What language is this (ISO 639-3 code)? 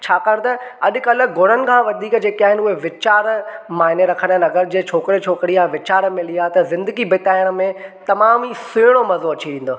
snd